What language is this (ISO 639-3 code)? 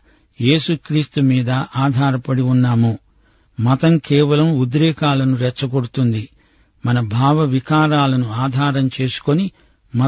tel